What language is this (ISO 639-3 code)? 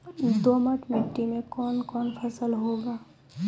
mai